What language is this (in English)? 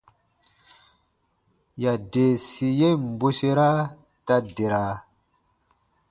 Baatonum